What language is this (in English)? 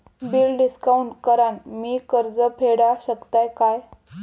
Marathi